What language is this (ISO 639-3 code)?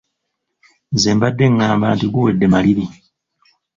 lug